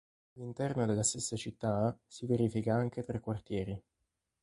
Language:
Italian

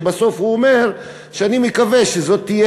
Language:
Hebrew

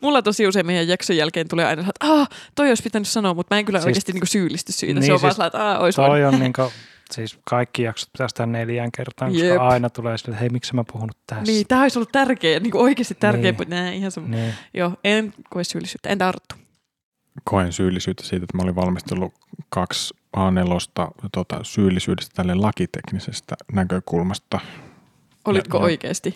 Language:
Finnish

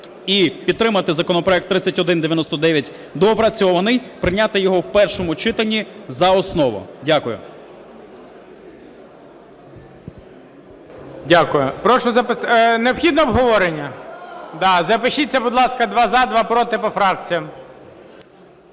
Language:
Ukrainian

